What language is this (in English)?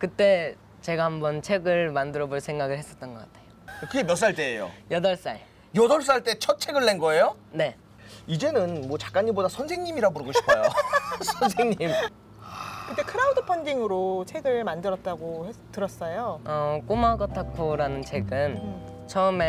Korean